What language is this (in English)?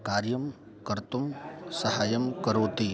Sanskrit